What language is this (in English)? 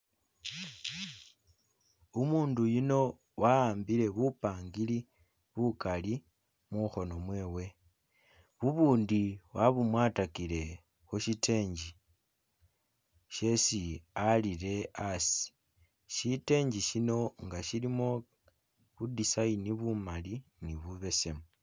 Masaaba